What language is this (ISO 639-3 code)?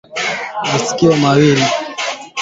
swa